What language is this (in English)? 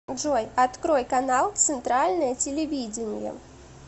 Russian